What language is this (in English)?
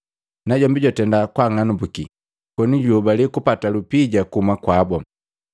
Matengo